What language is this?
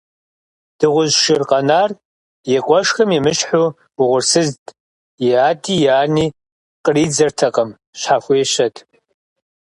Kabardian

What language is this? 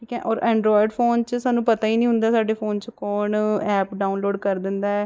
Punjabi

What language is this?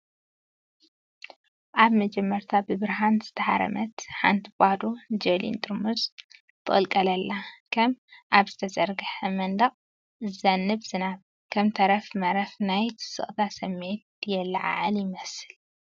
Tigrinya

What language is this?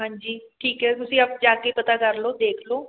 Punjabi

